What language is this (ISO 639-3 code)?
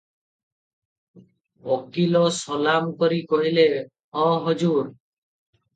ori